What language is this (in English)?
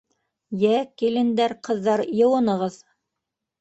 Bashkir